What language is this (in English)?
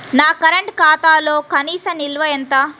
Telugu